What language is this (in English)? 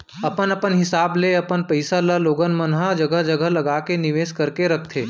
Chhattisgarhi